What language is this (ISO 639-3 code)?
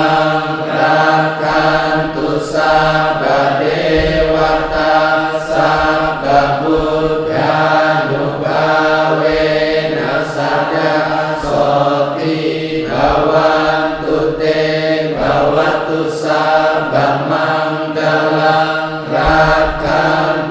ind